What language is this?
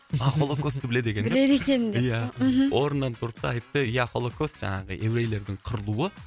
Kazakh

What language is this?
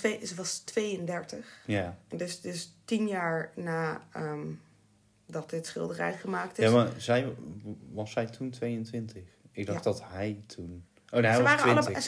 Dutch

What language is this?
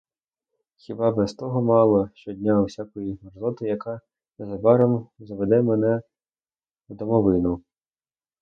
Ukrainian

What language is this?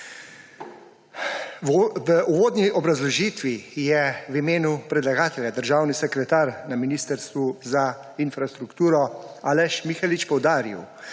Slovenian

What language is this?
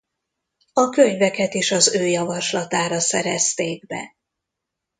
Hungarian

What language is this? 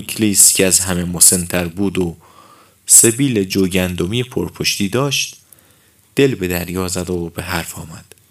Persian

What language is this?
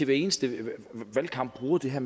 Danish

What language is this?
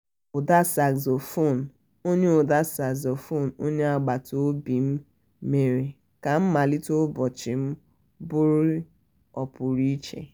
Igbo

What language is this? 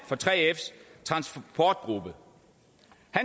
Danish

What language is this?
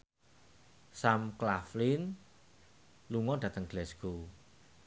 Javanese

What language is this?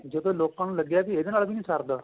Punjabi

